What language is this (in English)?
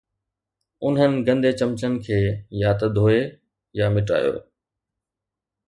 Sindhi